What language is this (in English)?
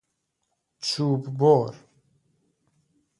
Persian